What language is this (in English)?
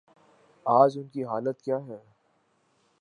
Urdu